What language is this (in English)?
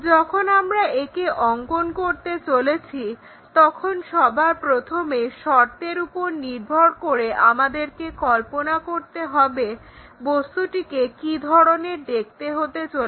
Bangla